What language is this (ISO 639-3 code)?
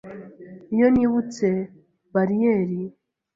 kin